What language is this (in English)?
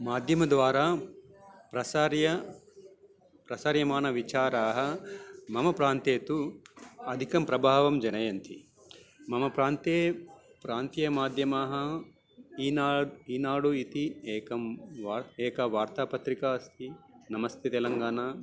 Sanskrit